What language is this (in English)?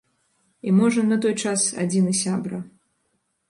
Belarusian